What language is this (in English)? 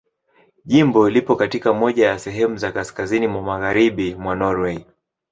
Swahili